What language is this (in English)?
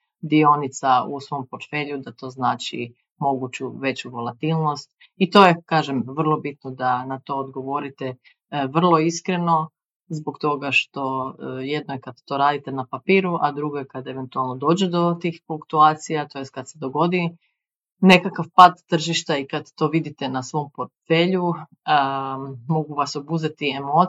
Croatian